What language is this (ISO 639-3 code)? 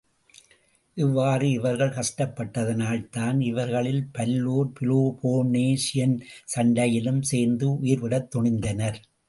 tam